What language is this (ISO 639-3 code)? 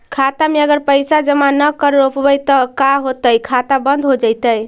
mag